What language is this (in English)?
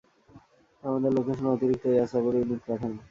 Bangla